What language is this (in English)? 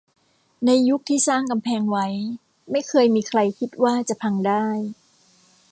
Thai